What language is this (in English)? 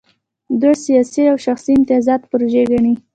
Pashto